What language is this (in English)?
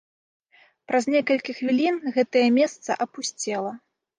Belarusian